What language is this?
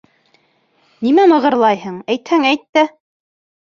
Bashkir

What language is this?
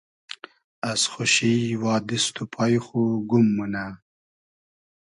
Hazaragi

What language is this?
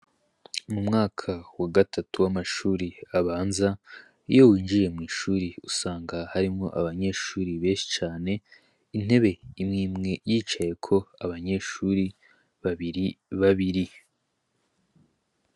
Rundi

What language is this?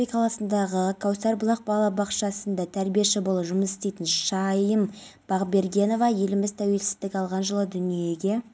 Kazakh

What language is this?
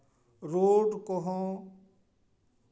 Santali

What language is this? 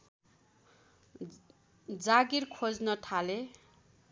Nepali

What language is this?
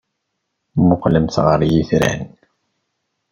Kabyle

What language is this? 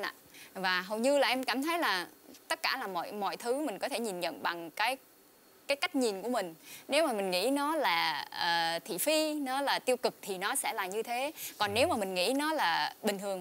Vietnamese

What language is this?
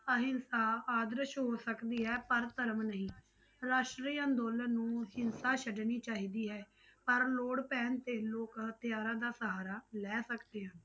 Punjabi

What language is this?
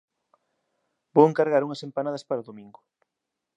Galician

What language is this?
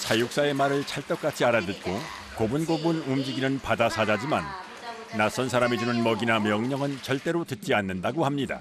Korean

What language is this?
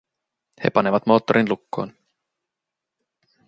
Finnish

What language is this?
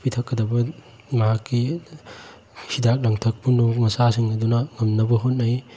Manipuri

